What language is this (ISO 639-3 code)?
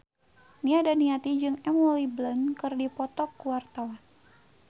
sun